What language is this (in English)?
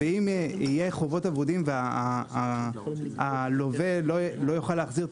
Hebrew